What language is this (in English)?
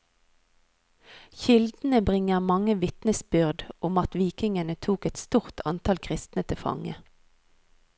Norwegian